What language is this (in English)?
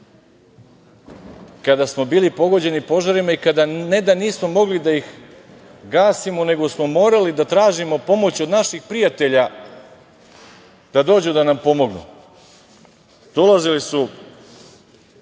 Serbian